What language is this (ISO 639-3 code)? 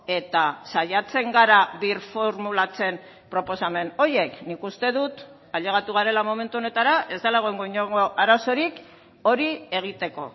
eus